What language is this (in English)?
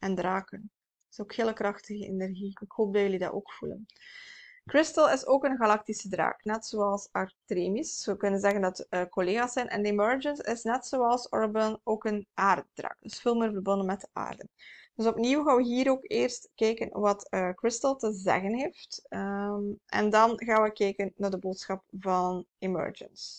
Dutch